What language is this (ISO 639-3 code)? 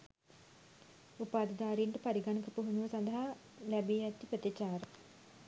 sin